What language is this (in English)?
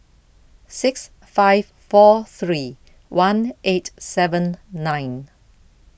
English